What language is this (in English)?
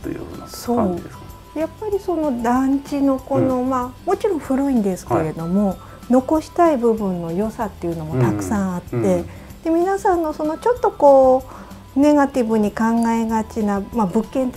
Japanese